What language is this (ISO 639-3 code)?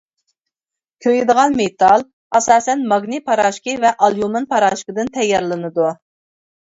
uig